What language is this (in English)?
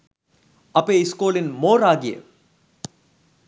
Sinhala